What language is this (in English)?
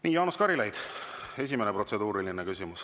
Estonian